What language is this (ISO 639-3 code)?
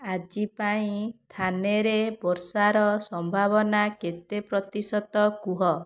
ori